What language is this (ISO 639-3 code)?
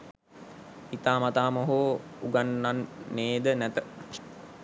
sin